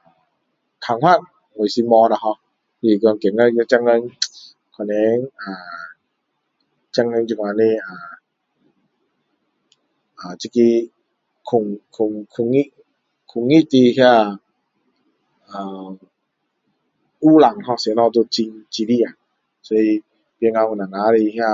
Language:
Min Dong Chinese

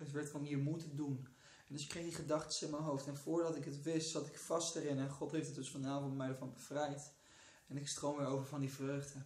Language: Dutch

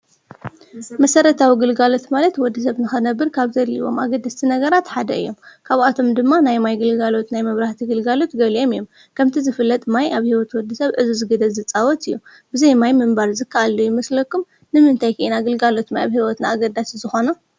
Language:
Tigrinya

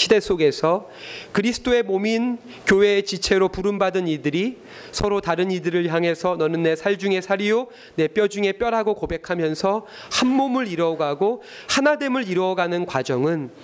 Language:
Korean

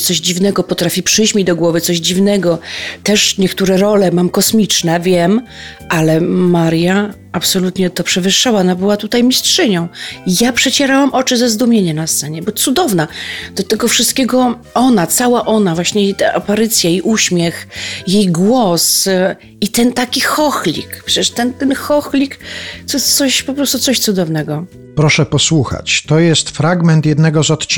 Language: Polish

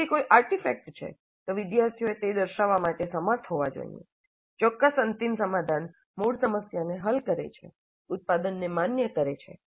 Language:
Gujarati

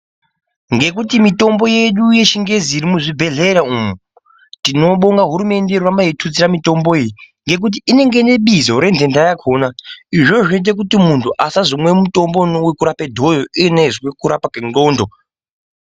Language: Ndau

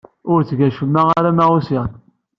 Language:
Kabyle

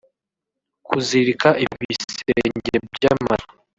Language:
Kinyarwanda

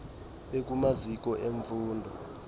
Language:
Xhosa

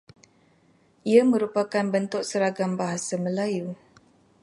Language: Malay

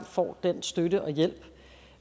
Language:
Danish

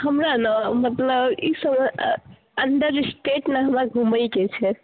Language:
Maithili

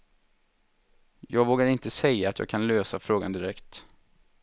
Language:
Swedish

